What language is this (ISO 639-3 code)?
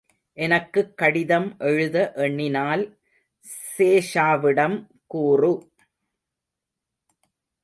tam